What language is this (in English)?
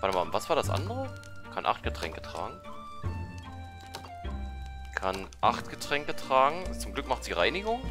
German